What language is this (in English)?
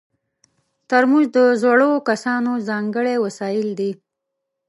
Pashto